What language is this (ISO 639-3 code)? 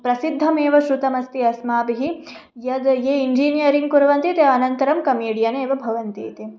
san